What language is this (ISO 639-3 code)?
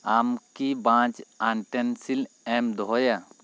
sat